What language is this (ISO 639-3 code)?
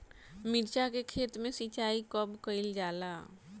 bho